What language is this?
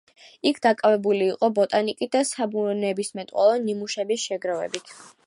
Georgian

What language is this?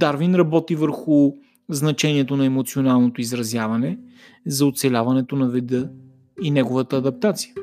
Bulgarian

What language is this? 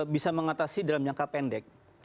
Indonesian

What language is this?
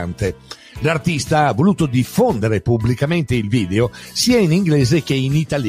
Italian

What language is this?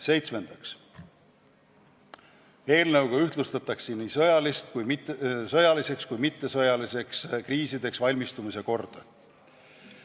Estonian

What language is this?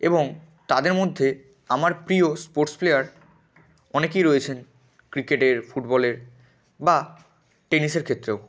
Bangla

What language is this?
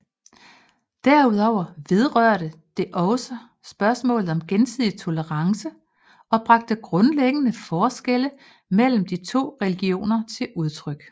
Danish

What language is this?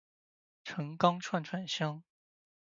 Chinese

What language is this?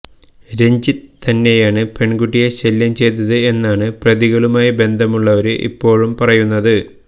Malayalam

